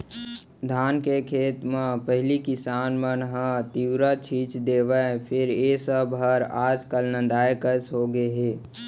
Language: Chhattisgarhi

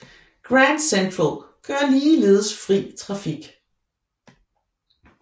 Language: Danish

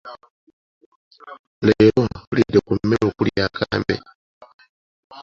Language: Ganda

